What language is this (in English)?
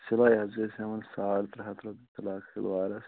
Kashmiri